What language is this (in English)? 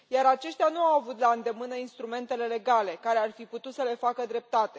Romanian